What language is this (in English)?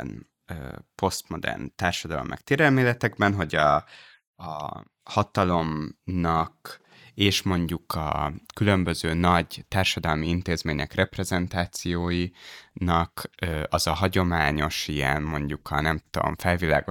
Hungarian